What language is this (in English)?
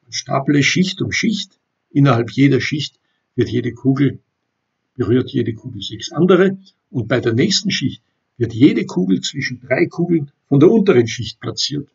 German